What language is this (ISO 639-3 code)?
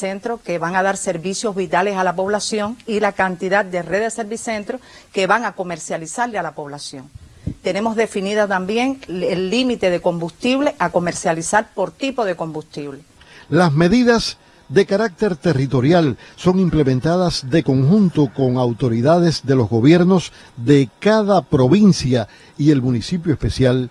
spa